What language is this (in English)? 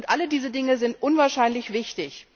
German